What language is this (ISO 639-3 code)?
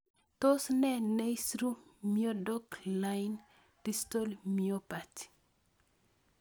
kln